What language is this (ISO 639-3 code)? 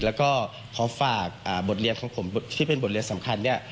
tha